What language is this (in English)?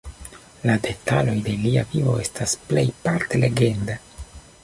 Esperanto